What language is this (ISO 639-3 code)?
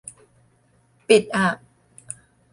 tha